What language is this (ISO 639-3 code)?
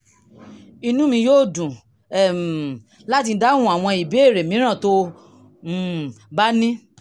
yor